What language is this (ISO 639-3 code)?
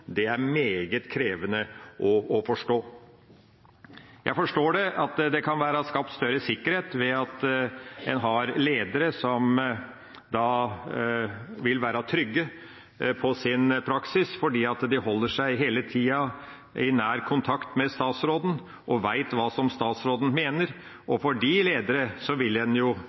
nob